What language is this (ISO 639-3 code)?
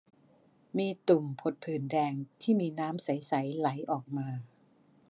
tha